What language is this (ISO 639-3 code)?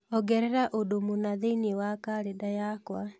kik